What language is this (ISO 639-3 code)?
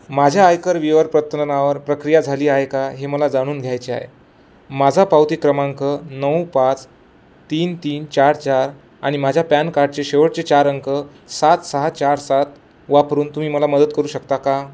mar